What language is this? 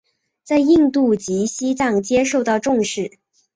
Chinese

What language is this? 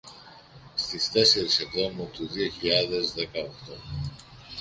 Greek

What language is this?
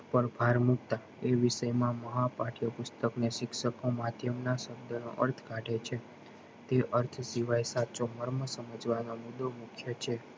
Gujarati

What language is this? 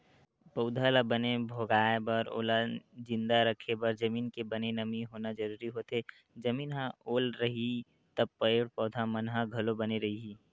Chhattisgarhi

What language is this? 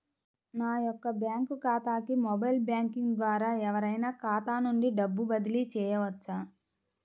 Telugu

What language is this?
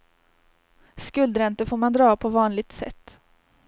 Swedish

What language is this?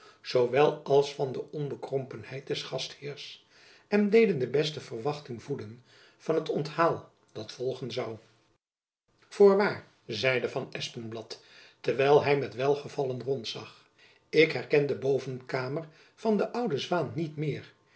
Dutch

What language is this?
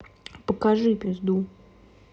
Russian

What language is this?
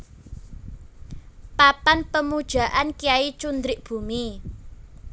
Javanese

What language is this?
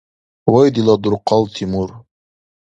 Dargwa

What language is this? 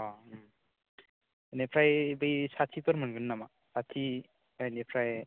Bodo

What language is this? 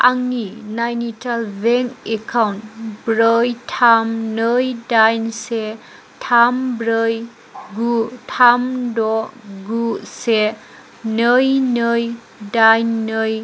Bodo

